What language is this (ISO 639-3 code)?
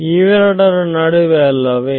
kan